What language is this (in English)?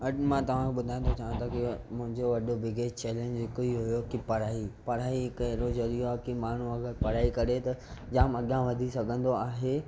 Sindhi